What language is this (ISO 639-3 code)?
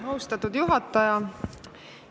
est